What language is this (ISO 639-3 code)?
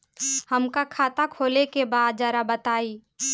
bho